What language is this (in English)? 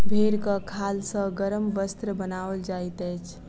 Maithili